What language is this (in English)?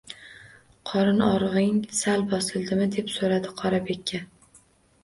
Uzbek